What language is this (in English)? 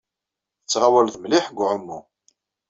Kabyle